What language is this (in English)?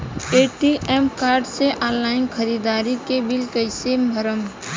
Bhojpuri